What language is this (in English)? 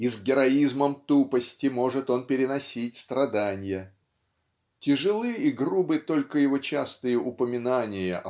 Russian